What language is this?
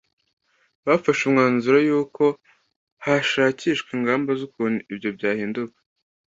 Kinyarwanda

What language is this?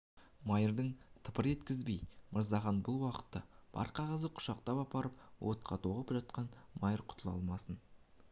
Kazakh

